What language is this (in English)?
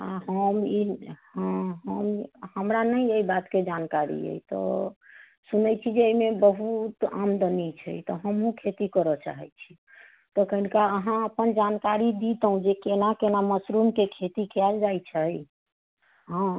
Maithili